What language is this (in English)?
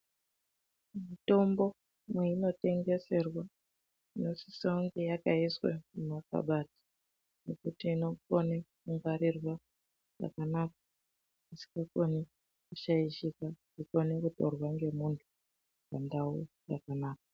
Ndau